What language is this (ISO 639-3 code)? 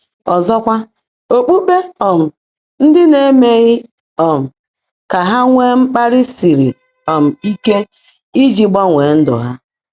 ibo